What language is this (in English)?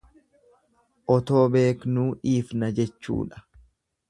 Oromo